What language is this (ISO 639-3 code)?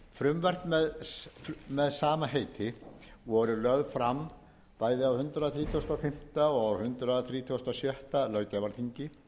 isl